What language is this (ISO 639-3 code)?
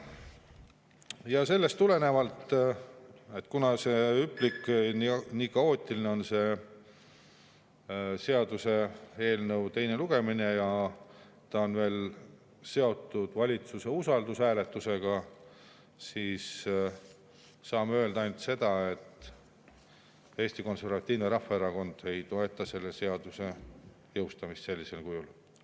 est